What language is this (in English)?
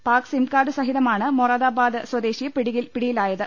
Malayalam